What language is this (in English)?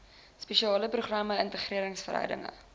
Afrikaans